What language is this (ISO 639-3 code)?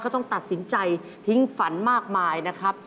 tha